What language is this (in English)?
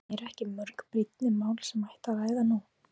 Icelandic